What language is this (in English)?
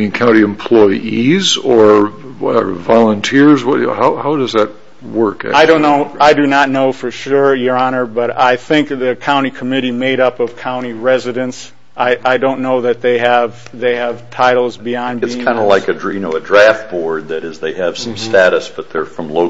English